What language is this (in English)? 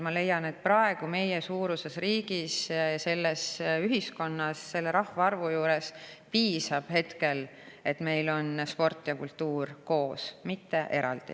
Estonian